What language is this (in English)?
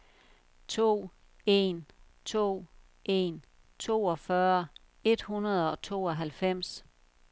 Danish